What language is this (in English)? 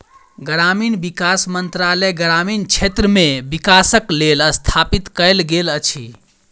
Maithili